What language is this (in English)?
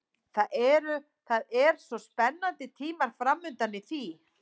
Icelandic